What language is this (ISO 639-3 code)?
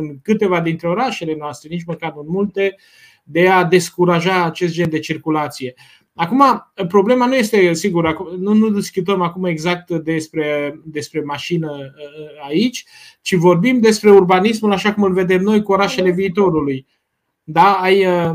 ron